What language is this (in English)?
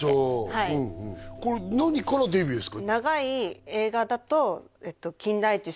Japanese